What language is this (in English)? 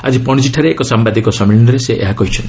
Odia